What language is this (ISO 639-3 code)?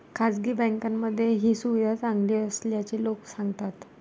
mar